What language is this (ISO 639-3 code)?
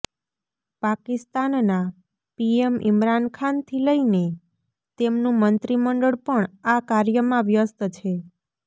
guj